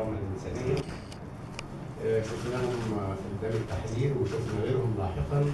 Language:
Arabic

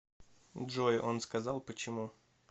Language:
Russian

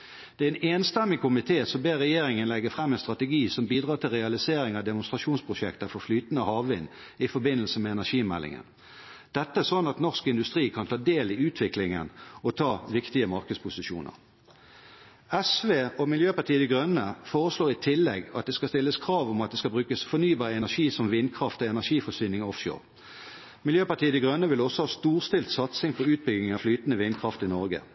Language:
Norwegian Bokmål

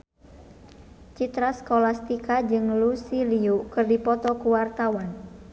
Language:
Sundanese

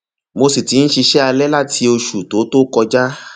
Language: Yoruba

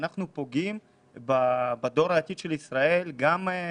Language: Hebrew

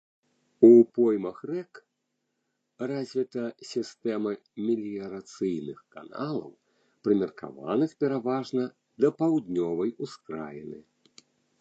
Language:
Belarusian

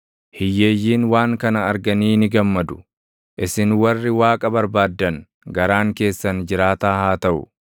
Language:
Oromo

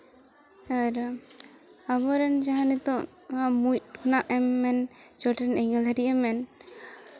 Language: Santali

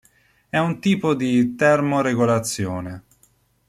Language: Italian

